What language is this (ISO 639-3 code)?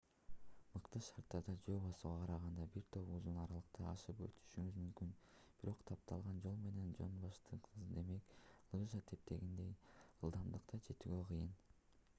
kir